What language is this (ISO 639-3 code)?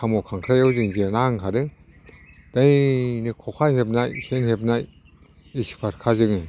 brx